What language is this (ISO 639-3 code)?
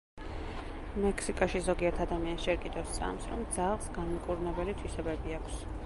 kat